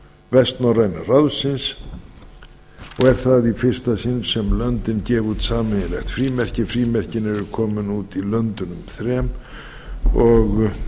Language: Icelandic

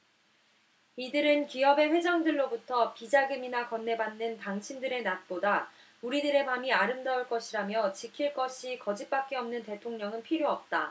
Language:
Korean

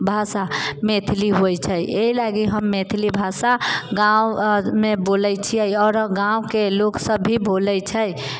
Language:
Maithili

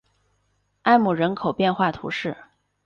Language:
Chinese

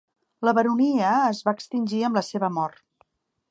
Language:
Catalan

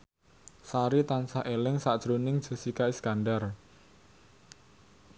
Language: Javanese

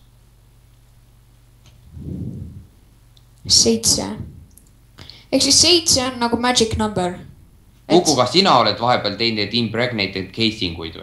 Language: Finnish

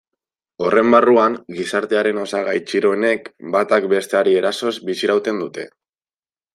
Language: Basque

